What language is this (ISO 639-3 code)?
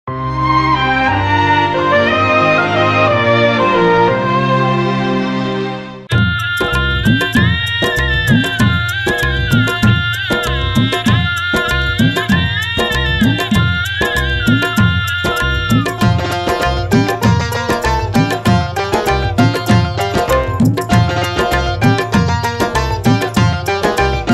ind